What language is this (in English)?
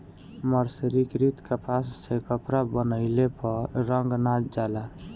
Bhojpuri